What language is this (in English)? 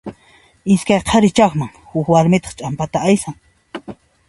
Puno Quechua